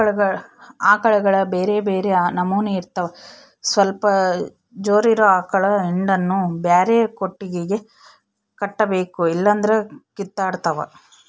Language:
Kannada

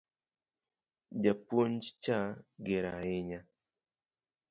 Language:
Luo (Kenya and Tanzania)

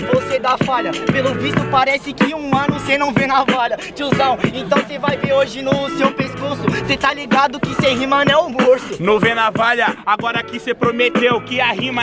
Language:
Portuguese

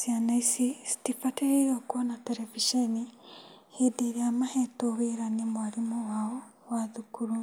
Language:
Kikuyu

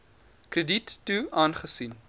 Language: Afrikaans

